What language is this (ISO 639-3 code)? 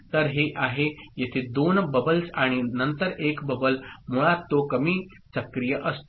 mar